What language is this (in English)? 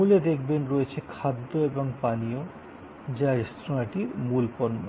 Bangla